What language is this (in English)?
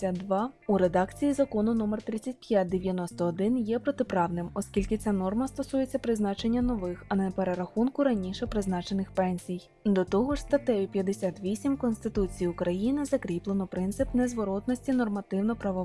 Ukrainian